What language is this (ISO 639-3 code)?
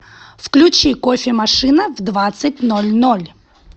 rus